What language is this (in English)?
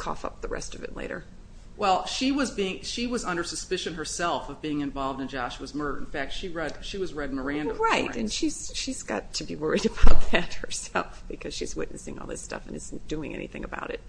English